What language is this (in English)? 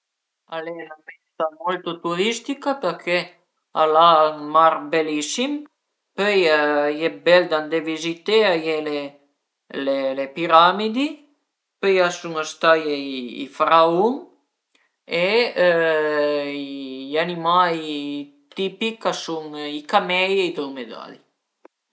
Piedmontese